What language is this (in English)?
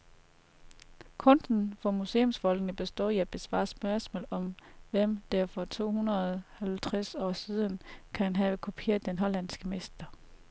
Danish